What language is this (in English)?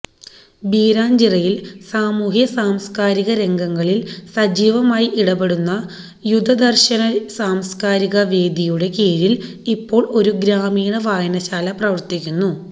Malayalam